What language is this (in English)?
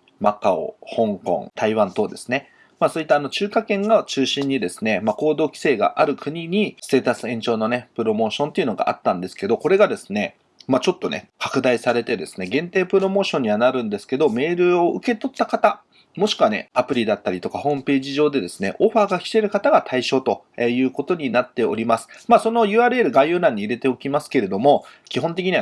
Japanese